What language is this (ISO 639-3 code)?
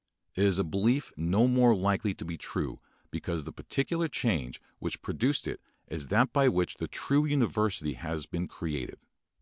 eng